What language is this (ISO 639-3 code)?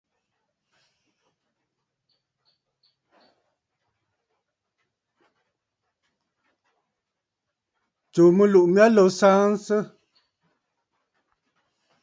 bfd